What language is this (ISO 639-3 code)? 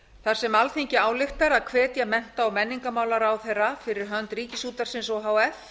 isl